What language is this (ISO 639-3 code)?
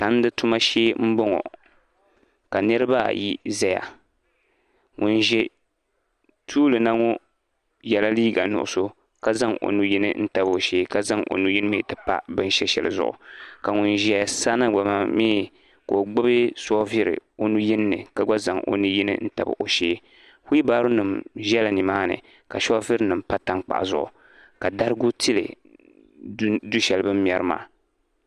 dag